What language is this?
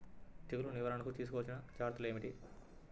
Telugu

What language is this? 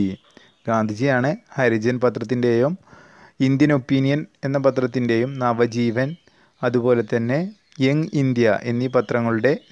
Turkish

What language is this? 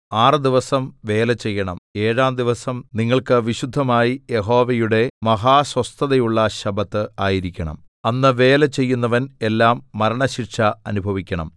Malayalam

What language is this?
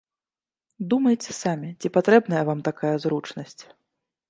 Belarusian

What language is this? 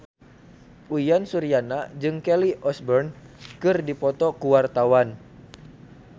Sundanese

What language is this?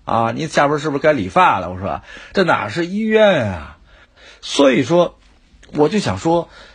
Chinese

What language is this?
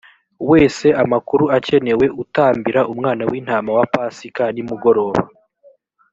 Kinyarwanda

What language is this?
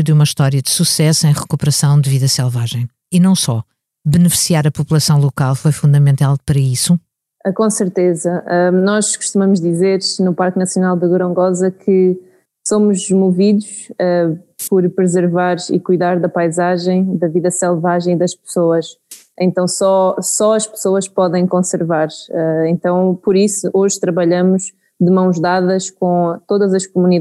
Portuguese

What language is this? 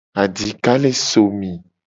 Gen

